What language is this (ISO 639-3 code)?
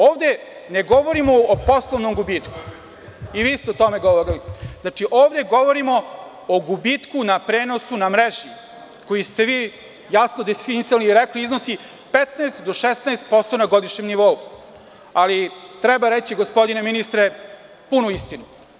srp